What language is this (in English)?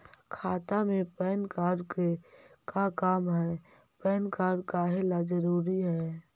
Magahi